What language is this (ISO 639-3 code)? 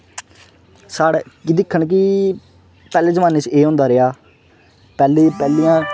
doi